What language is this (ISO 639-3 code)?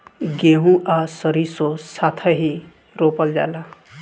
bho